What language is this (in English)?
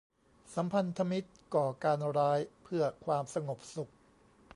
Thai